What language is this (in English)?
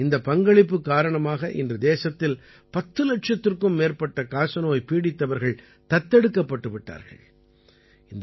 Tamil